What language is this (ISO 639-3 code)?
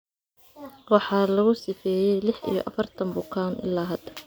som